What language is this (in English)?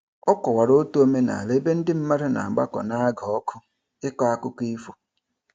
Igbo